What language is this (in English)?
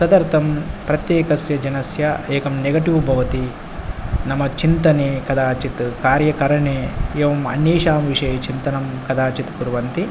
Sanskrit